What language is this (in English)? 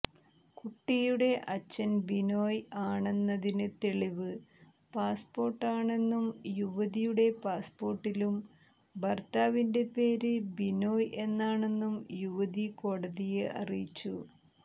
Malayalam